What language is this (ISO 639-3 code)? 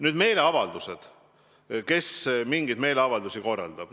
est